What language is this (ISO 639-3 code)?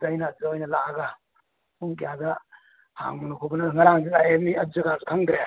mni